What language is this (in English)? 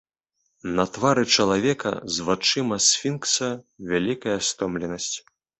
Belarusian